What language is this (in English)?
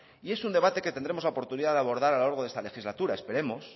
Spanish